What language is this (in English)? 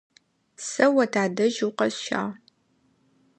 Adyghe